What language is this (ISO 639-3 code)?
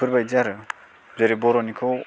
brx